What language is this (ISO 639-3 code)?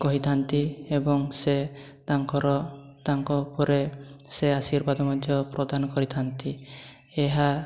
ori